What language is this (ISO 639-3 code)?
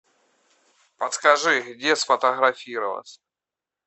rus